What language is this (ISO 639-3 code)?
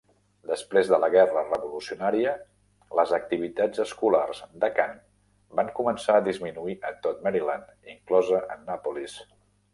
cat